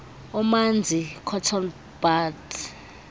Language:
Xhosa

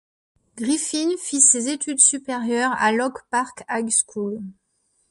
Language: French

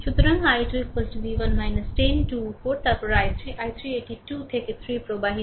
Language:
Bangla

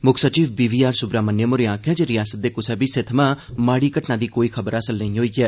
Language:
Dogri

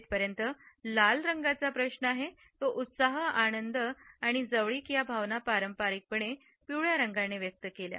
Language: Marathi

